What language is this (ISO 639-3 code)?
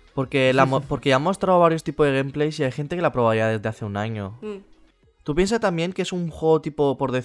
spa